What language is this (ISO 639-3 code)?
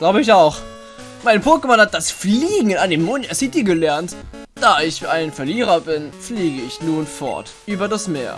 deu